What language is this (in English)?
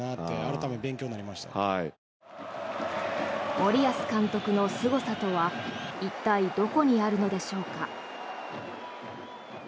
Japanese